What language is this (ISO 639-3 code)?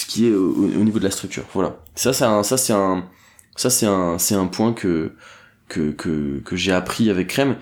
fra